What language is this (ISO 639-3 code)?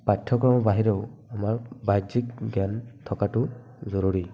asm